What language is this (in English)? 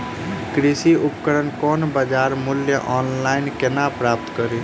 Maithili